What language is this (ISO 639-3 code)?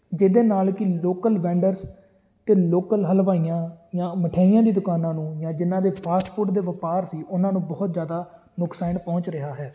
pan